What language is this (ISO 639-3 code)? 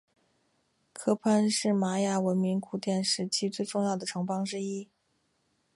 zho